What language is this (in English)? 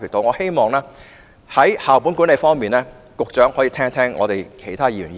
Cantonese